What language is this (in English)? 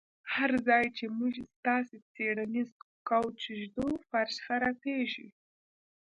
Pashto